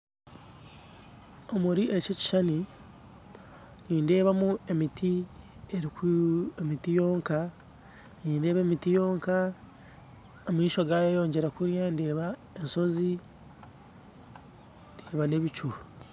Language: Nyankole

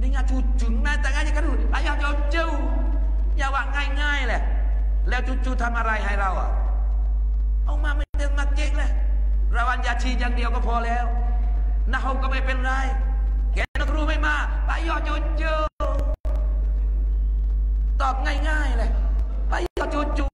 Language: Malay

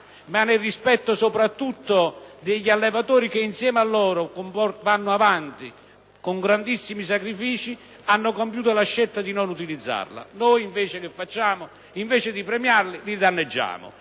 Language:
Italian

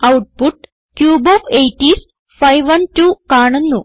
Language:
Malayalam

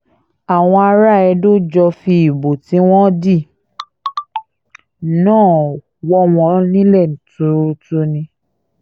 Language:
Yoruba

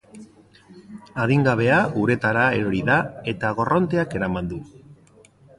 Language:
Basque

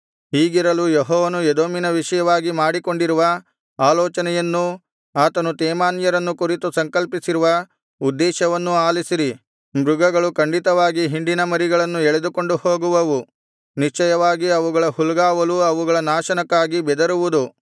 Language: Kannada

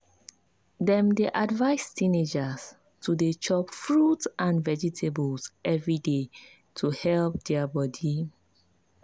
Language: Nigerian Pidgin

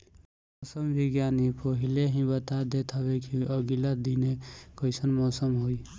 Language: Bhojpuri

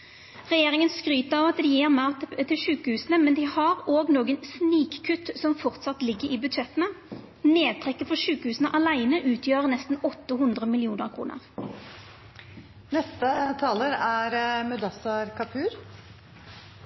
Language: Norwegian Nynorsk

